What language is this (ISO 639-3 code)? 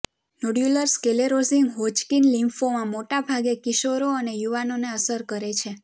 guj